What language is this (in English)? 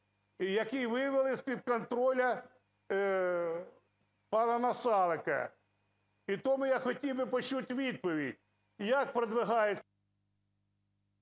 Ukrainian